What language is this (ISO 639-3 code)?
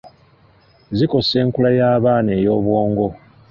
lug